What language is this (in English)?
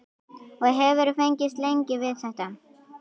Icelandic